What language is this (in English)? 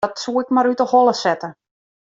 Western Frisian